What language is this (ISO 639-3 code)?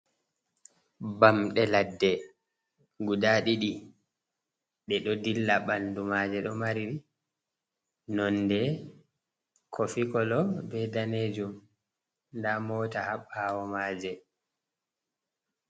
ful